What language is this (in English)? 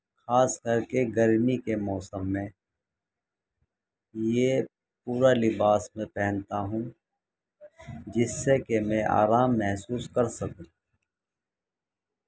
Urdu